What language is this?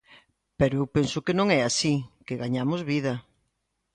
Galician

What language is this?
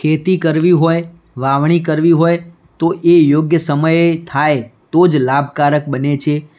Gujarati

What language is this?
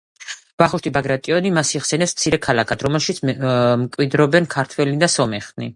Georgian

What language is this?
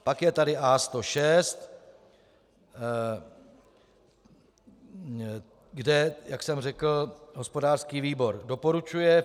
Czech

